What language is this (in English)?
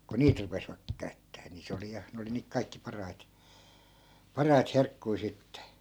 Finnish